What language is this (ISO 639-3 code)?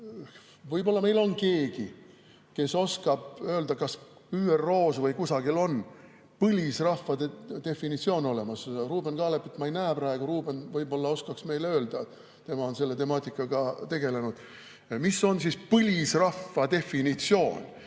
est